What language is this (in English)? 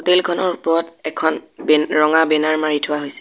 Assamese